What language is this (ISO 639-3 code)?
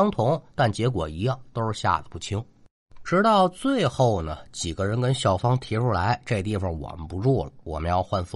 zho